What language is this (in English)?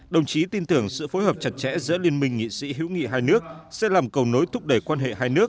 Vietnamese